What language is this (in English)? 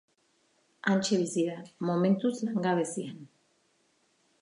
Basque